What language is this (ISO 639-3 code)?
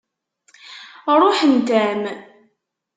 kab